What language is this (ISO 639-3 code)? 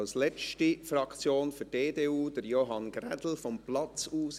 gsw